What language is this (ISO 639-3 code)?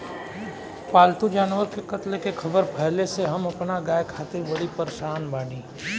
bho